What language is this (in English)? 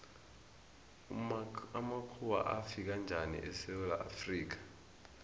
South Ndebele